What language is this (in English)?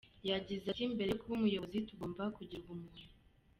Kinyarwanda